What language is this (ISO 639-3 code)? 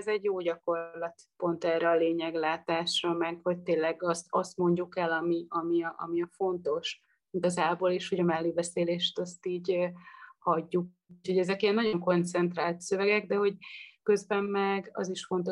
hun